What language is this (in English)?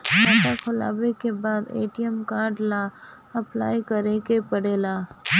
Bhojpuri